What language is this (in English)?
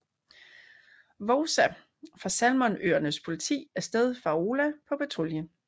Danish